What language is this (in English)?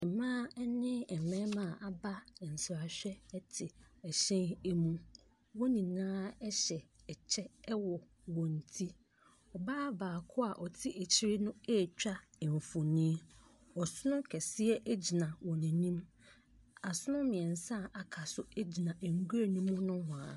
Akan